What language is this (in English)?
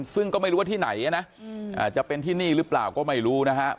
Thai